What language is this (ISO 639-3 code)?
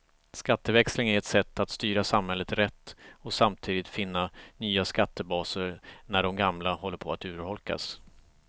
swe